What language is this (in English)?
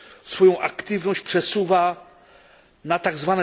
Polish